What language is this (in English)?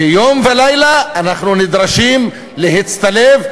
Hebrew